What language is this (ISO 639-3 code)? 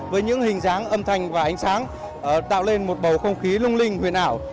vie